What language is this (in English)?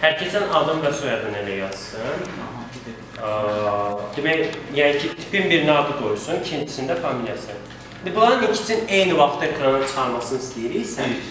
Turkish